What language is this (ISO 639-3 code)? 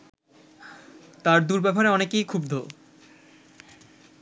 ben